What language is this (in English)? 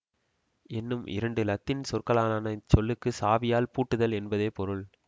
Tamil